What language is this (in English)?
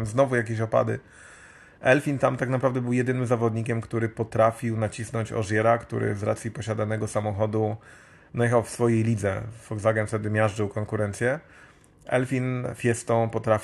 Polish